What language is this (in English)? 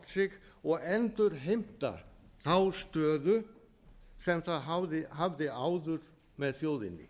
Icelandic